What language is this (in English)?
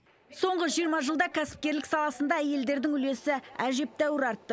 Kazakh